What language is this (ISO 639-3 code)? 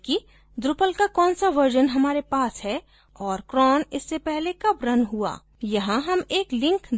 hin